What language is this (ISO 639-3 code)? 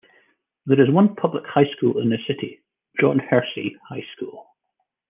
eng